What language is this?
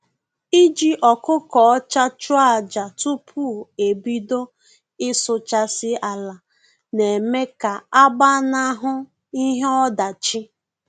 Igbo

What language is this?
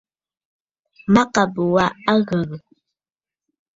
Bafut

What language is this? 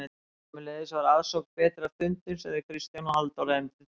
Icelandic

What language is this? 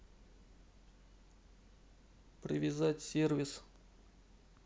Russian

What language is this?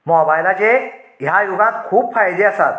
Konkani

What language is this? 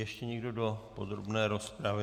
Czech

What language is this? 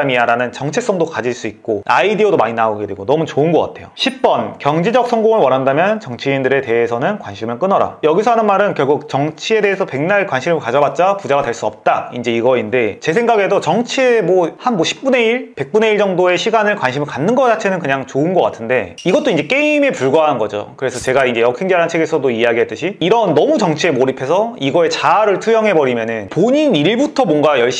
Korean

